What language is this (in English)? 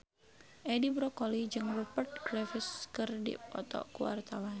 Sundanese